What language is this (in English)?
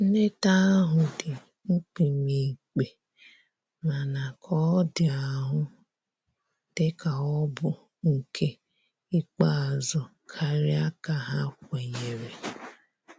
Igbo